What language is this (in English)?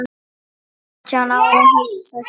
Icelandic